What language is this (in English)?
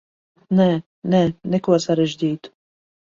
Latvian